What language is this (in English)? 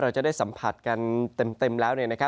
Thai